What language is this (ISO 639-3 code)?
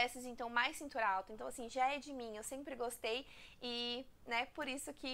por